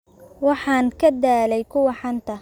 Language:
Somali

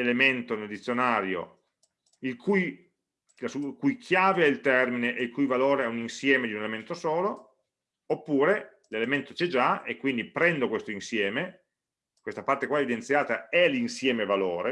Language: Italian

